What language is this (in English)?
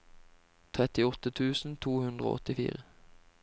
Norwegian